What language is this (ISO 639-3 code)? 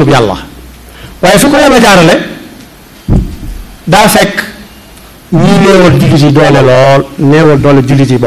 ara